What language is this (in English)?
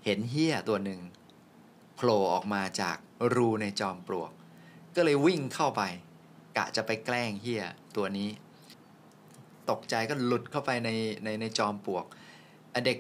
Thai